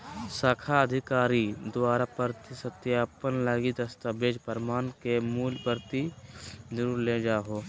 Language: Magahi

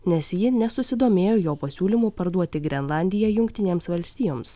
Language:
Lithuanian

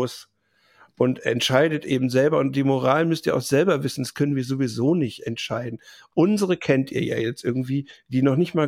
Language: German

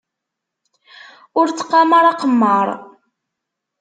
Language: Kabyle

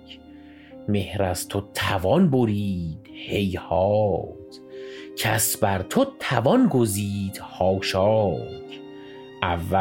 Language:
Persian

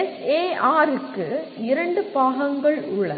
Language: Tamil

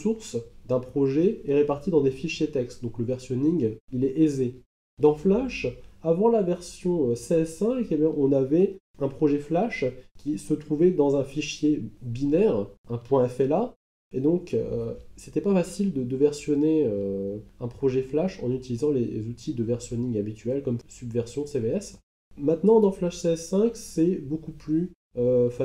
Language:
French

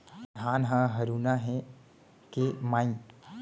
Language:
Chhattisgarhi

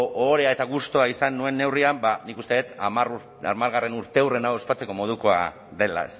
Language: Basque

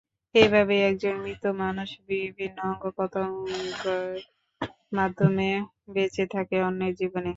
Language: Bangla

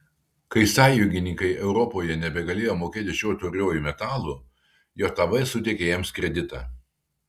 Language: Lithuanian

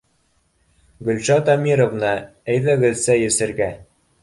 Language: Bashkir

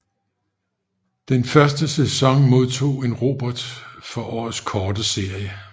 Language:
Danish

